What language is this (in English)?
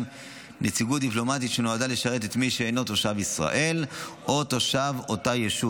Hebrew